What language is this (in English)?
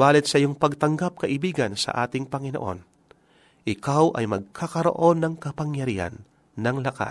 Filipino